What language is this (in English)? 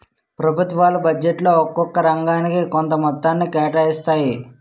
Telugu